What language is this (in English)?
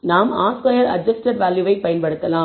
Tamil